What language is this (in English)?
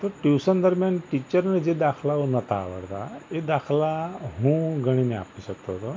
Gujarati